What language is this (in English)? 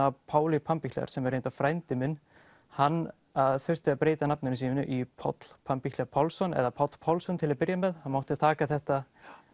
Icelandic